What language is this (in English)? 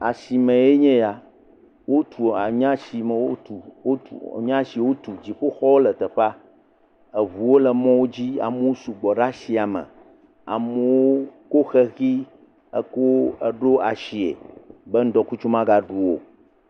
Ewe